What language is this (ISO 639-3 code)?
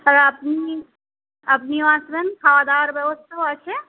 ben